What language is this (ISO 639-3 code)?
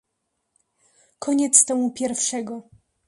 pol